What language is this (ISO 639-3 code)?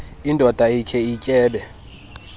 xho